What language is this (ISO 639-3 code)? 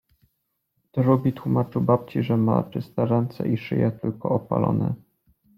pol